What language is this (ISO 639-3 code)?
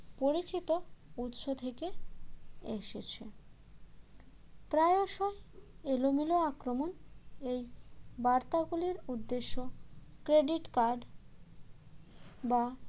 ben